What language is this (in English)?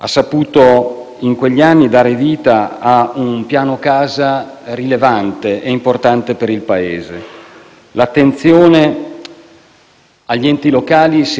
Italian